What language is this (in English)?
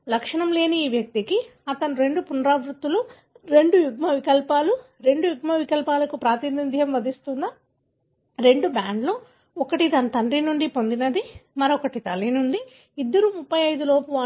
Telugu